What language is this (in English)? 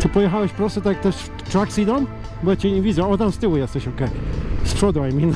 English